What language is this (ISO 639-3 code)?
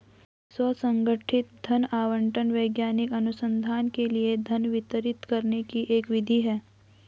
hin